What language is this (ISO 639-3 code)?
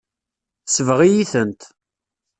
kab